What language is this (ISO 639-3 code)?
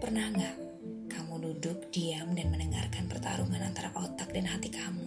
ind